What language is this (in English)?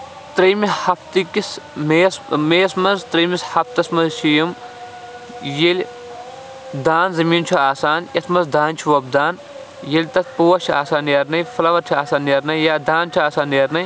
Kashmiri